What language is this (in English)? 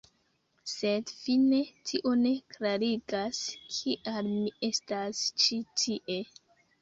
Esperanto